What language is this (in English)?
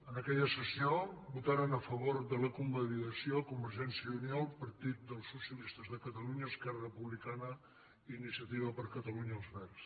Catalan